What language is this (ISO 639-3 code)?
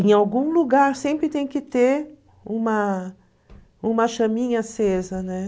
por